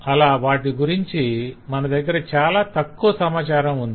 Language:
Telugu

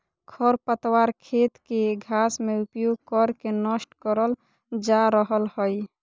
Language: Magahi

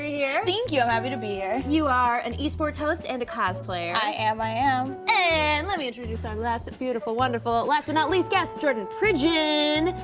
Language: English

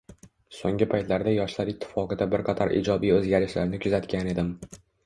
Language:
Uzbek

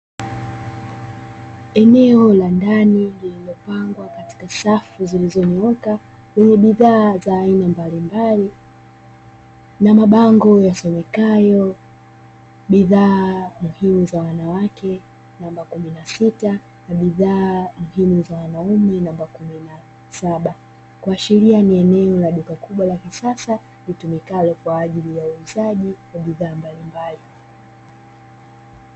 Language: Swahili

